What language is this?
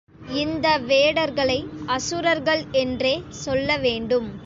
Tamil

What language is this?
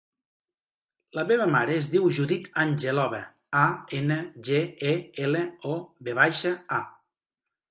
Catalan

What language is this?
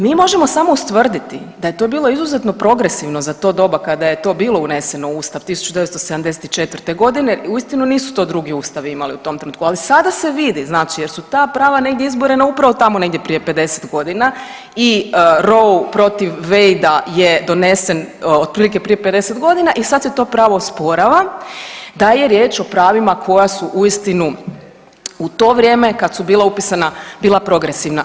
Croatian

